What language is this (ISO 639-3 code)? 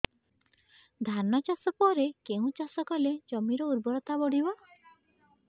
ori